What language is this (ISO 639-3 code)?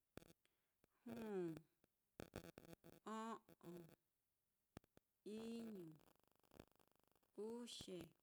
vmm